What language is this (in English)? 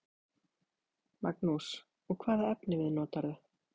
Icelandic